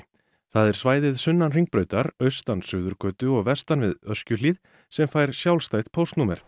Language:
Icelandic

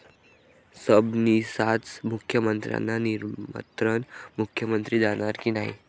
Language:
Marathi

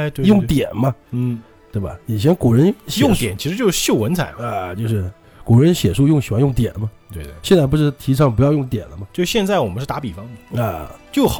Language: Chinese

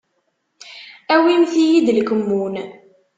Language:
Kabyle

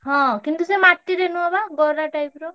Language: Odia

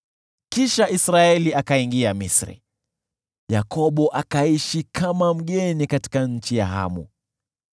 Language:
Swahili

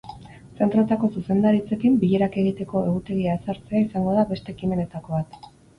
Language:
Basque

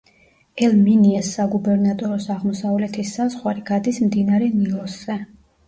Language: Georgian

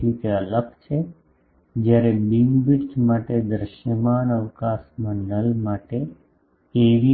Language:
Gujarati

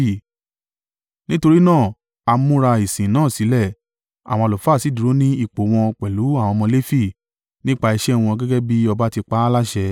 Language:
Yoruba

